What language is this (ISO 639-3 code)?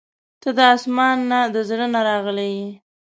pus